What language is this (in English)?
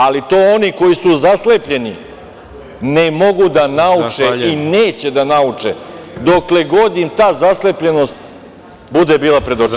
Serbian